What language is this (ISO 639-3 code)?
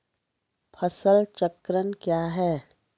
mai